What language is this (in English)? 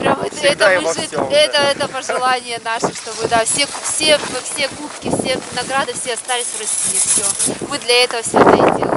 Russian